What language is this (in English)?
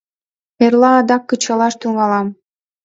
Mari